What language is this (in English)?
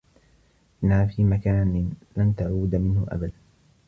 Arabic